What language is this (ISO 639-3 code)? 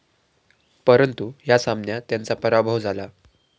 mar